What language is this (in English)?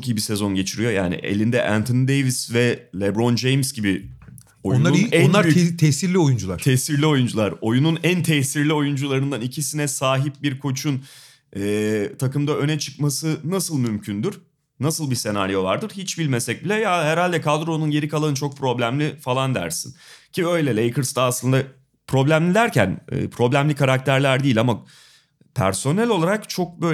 Turkish